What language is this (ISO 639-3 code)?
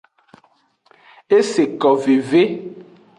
ajg